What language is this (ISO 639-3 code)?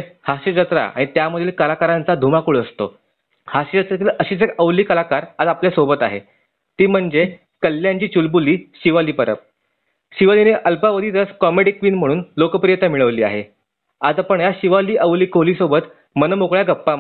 mar